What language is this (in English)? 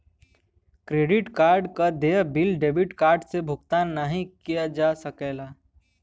Bhojpuri